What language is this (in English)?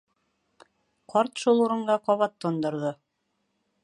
Bashkir